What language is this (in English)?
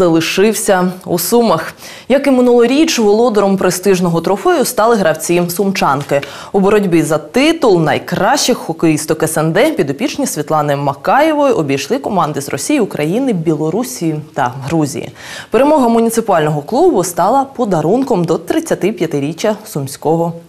Ukrainian